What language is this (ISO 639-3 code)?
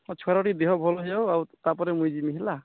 ori